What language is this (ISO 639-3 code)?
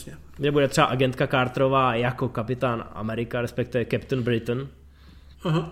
ces